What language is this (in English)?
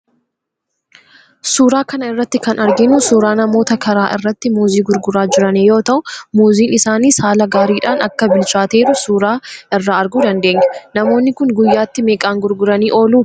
Oromo